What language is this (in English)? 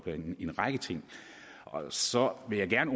Danish